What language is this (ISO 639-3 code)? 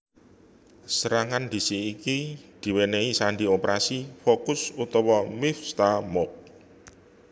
jav